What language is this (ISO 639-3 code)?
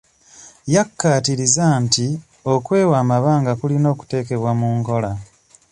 lug